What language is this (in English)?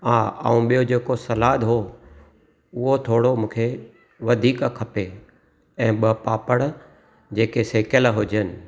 Sindhi